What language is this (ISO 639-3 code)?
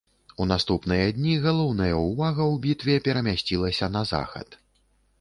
bel